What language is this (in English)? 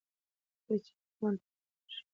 Pashto